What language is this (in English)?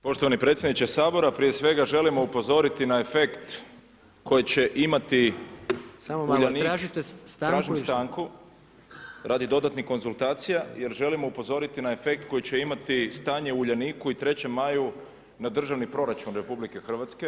Croatian